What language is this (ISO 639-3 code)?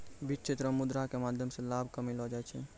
mai